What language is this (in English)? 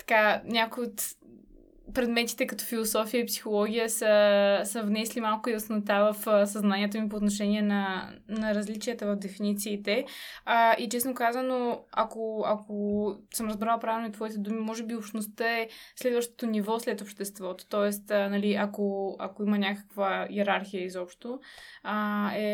Bulgarian